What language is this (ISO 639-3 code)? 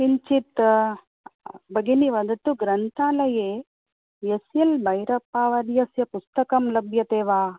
san